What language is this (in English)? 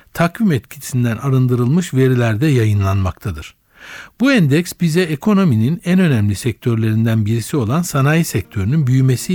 Turkish